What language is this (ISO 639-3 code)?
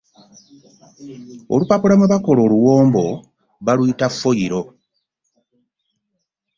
lug